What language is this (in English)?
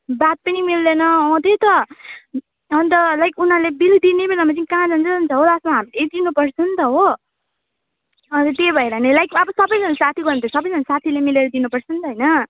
Nepali